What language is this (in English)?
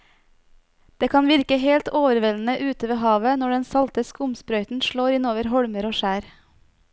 Norwegian